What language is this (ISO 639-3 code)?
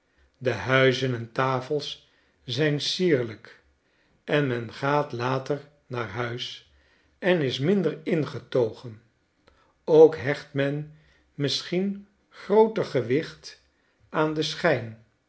nld